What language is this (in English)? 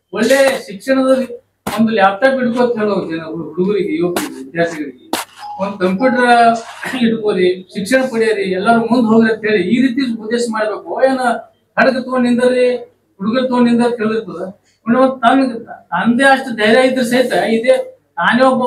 Kannada